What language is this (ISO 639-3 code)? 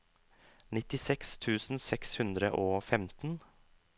nor